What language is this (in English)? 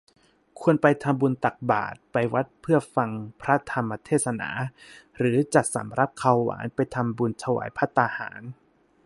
Thai